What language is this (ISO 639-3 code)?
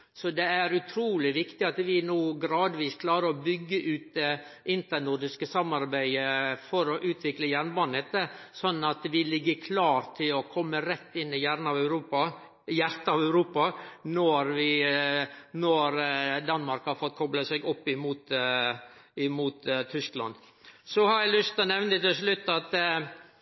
nno